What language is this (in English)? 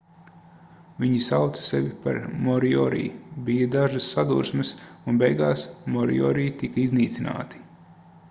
Latvian